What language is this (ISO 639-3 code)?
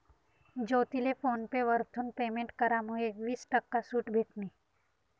mar